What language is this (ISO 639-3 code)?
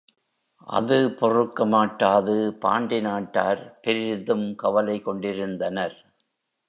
tam